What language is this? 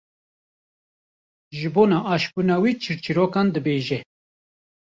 Kurdish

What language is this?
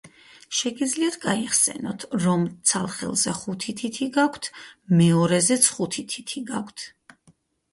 Georgian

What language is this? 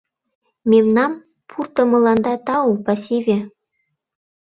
Mari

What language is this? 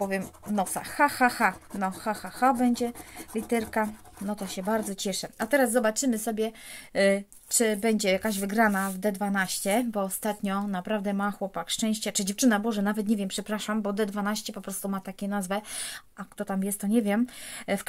Polish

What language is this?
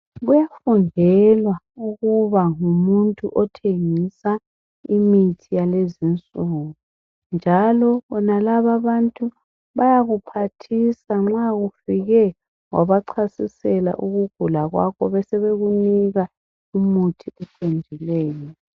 North Ndebele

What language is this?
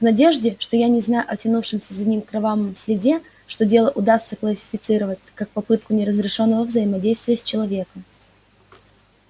Russian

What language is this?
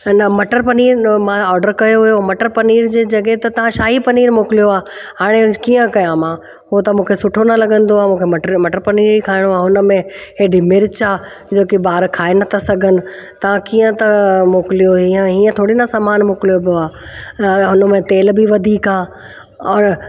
Sindhi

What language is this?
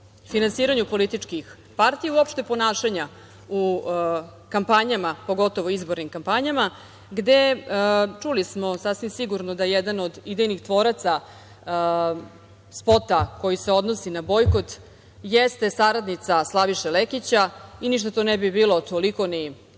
Serbian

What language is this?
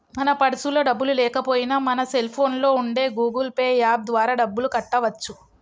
Telugu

